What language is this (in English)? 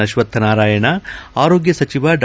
Kannada